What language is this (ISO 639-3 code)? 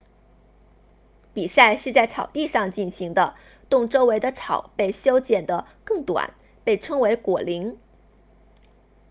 zho